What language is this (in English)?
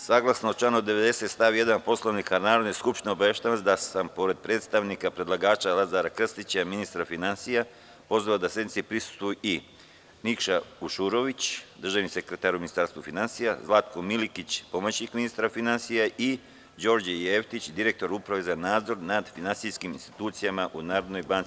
Serbian